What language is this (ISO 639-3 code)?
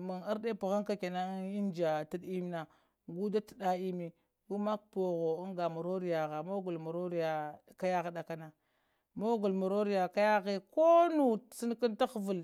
hia